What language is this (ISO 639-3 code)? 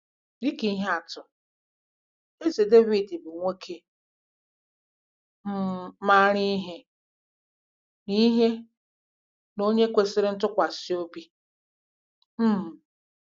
ibo